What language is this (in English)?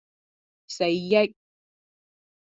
Cantonese